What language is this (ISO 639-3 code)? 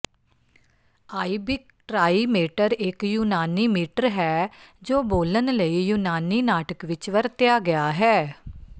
pan